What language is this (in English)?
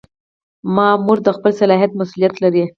Pashto